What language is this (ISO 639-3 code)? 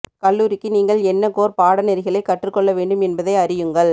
tam